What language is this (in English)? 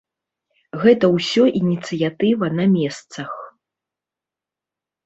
Belarusian